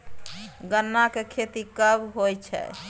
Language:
Maithili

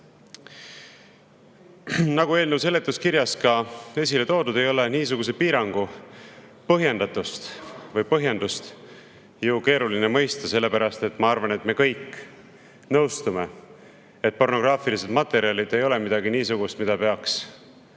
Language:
Estonian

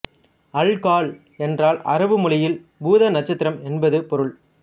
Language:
Tamil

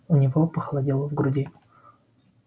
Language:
Russian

